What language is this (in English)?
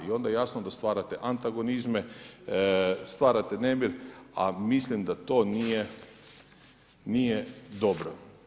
Croatian